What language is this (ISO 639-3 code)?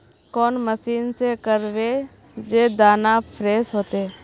mag